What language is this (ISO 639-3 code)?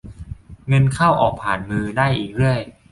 tha